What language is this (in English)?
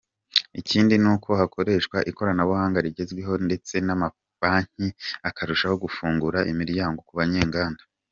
Kinyarwanda